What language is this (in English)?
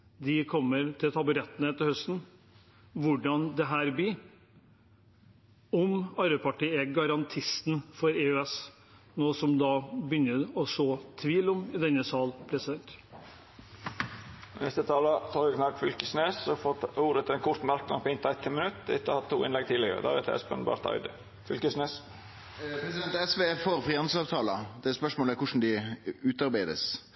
Norwegian